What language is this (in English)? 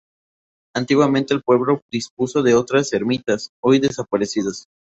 Spanish